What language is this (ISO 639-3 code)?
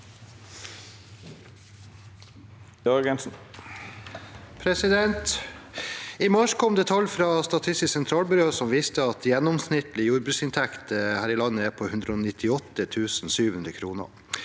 nor